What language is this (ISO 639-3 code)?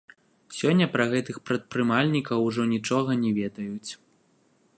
bel